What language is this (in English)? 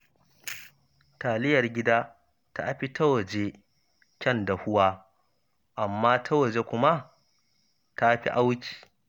Hausa